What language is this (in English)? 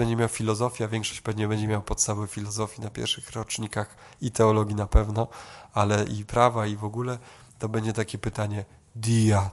Polish